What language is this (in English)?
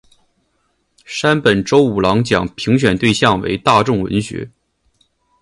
Chinese